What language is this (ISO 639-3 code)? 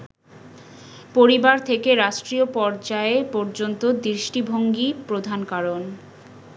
ben